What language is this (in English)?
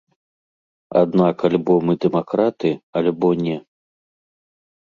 Belarusian